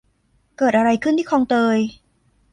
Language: Thai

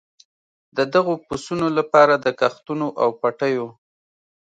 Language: Pashto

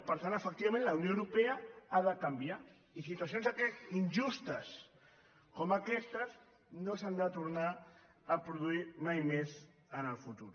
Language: Catalan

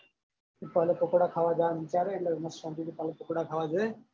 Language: Gujarati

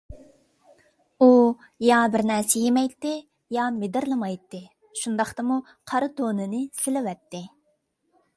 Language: Uyghur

